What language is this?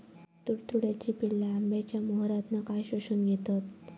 Marathi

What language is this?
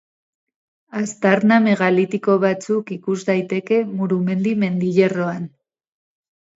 Basque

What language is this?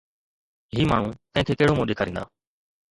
Sindhi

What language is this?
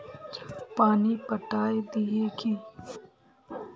Magahi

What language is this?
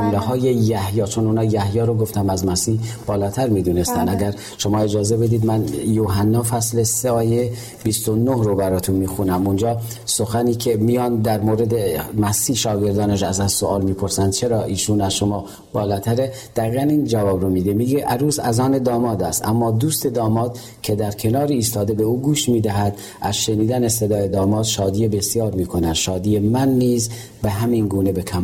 Persian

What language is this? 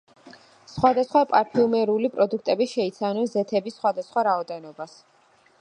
Georgian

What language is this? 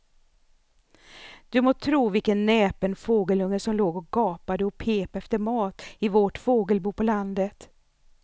Swedish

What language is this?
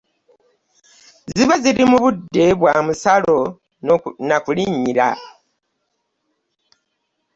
Ganda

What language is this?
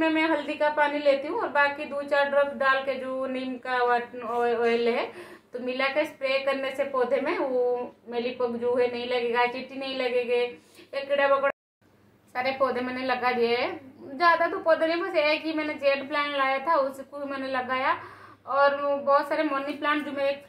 Hindi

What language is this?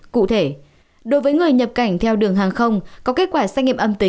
Vietnamese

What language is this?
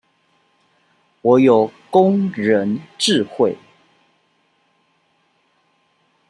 Chinese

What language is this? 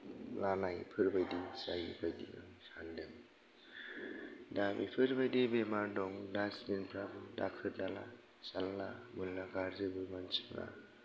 Bodo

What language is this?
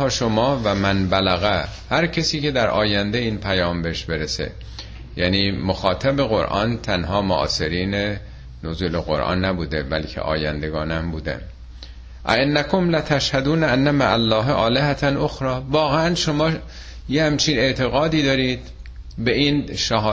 Persian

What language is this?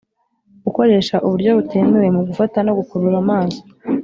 Kinyarwanda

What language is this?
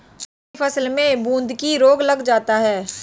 Hindi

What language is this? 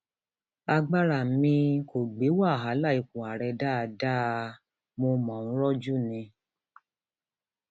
Yoruba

